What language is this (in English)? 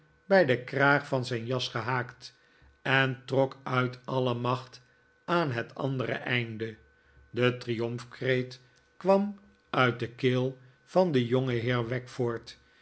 Dutch